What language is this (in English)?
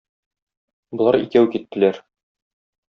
Tatar